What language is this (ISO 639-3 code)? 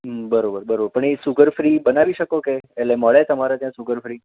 guj